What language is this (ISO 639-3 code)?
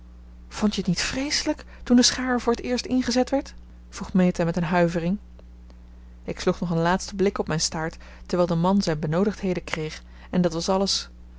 nld